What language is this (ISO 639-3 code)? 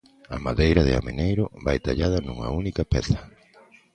glg